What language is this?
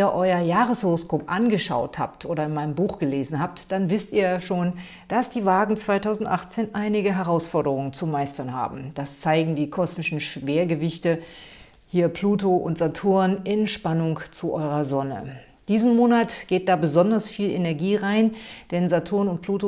German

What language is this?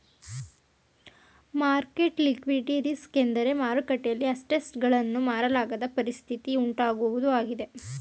Kannada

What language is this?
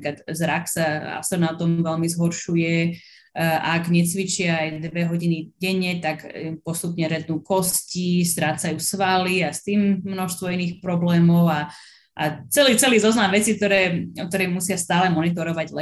Slovak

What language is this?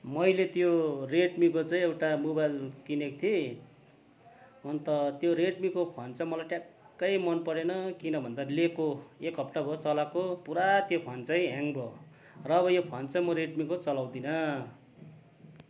Nepali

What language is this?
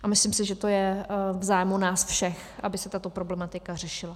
Czech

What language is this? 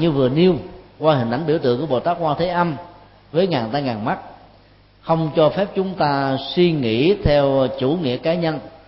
Vietnamese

